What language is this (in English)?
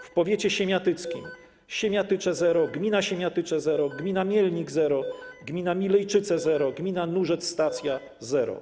Polish